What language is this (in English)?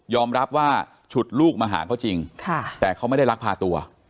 Thai